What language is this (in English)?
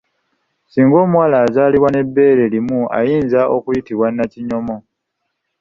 Ganda